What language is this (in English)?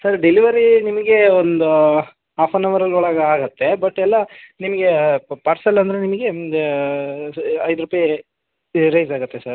Kannada